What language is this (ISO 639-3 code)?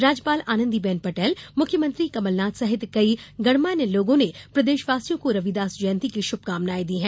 hin